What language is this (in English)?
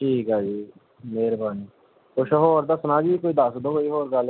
Punjabi